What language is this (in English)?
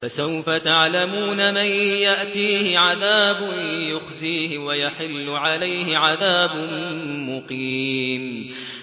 Arabic